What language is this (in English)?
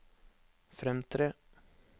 Norwegian